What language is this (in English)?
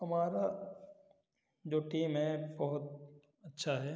Hindi